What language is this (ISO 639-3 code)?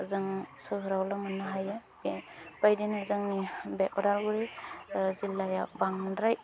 brx